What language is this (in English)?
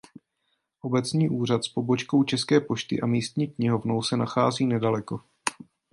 Czech